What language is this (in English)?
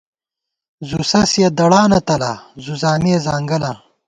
Gawar-Bati